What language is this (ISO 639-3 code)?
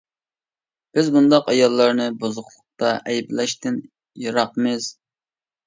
uig